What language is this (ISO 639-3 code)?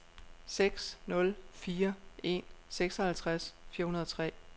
dan